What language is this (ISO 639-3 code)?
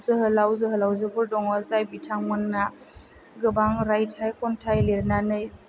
brx